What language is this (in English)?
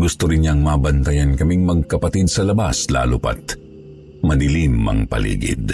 Filipino